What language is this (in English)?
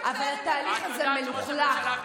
Hebrew